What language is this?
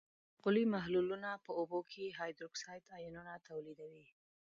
Pashto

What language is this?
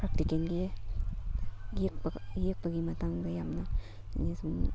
Manipuri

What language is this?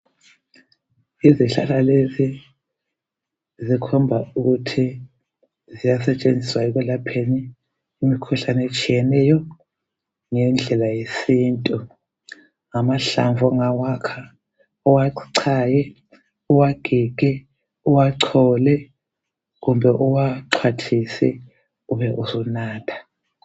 North Ndebele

